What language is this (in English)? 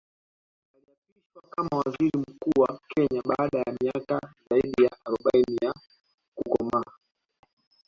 Swahili